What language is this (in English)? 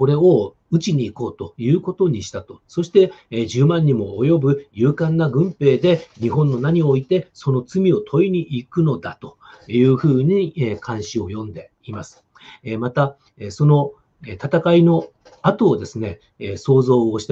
Japanese